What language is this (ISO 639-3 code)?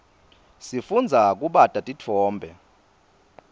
ssw